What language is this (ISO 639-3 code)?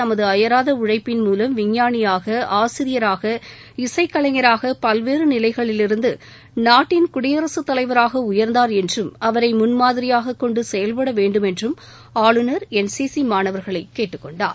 tam